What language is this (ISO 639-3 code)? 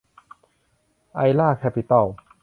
tha